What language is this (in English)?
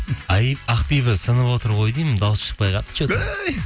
Kazakh